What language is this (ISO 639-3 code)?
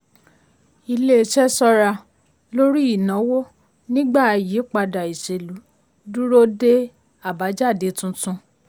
yor